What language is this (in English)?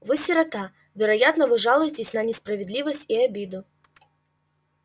Russian